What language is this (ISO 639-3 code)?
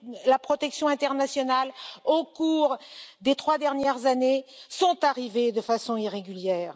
fra